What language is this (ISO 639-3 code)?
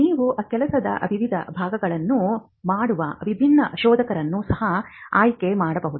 kan